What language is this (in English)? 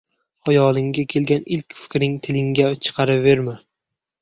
Uzbek